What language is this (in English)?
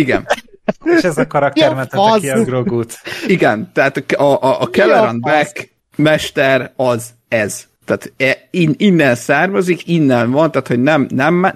Hungarian